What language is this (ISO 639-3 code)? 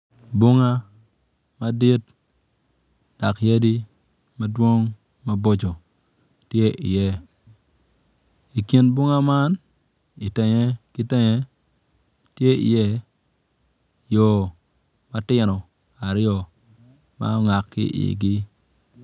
ach